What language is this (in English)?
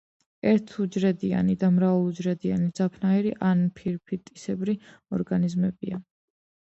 Georgian